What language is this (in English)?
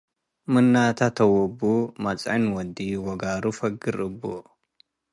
Tigre